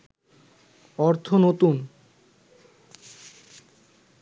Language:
Bangla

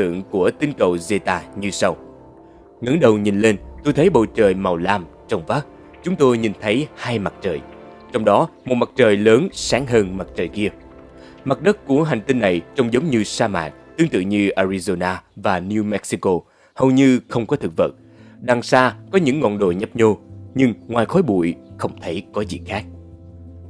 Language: Vietnamese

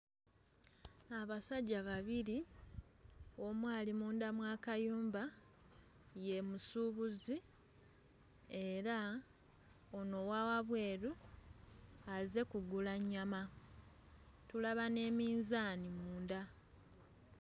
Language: Ganda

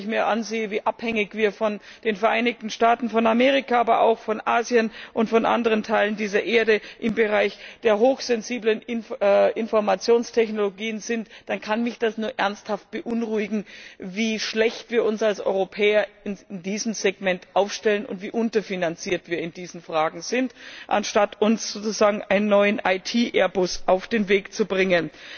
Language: German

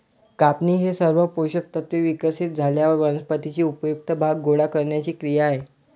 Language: Marathi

